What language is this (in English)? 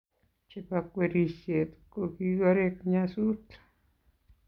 Kalenjin